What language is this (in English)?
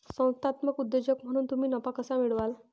Marathi